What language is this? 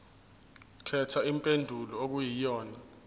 Zulu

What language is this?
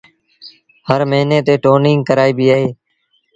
Sindhi Bhil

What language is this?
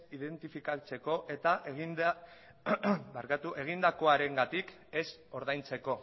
Basque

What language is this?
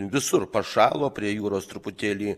Lithuanian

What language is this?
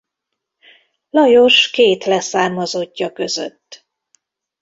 Hungarian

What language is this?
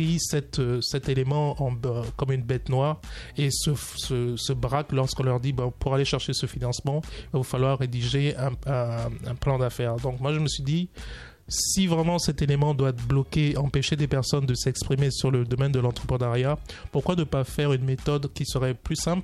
French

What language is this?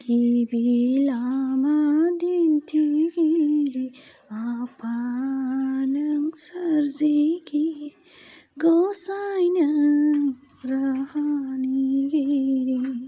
Bodo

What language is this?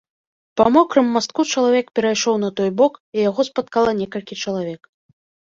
Belarusian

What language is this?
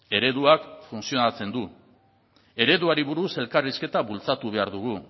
Basque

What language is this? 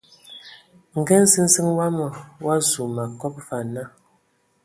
Ewondo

